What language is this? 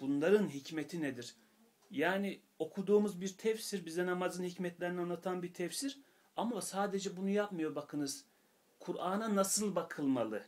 Turkish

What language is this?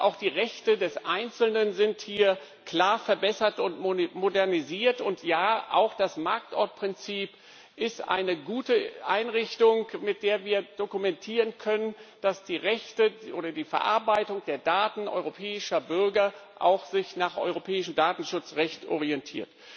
German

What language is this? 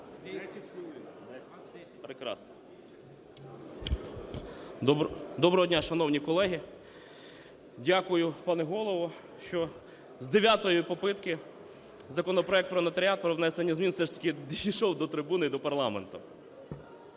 Ukrainian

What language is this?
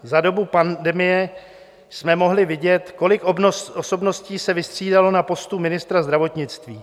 Czech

